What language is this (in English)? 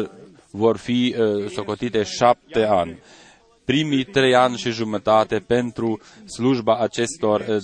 Romanian